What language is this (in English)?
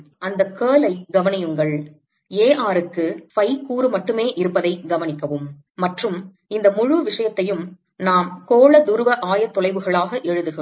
Tamil